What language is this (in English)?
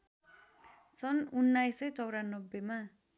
Nepali